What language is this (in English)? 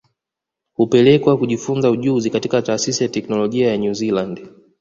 Swahili